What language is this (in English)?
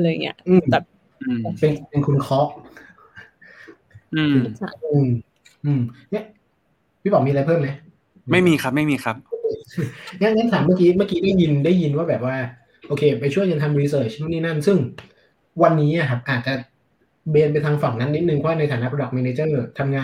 Thai